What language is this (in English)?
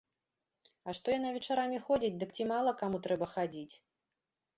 Belarusian